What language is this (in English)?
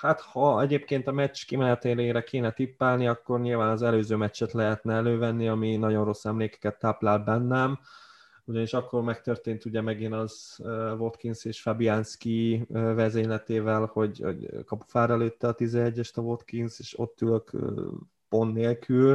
Hungarian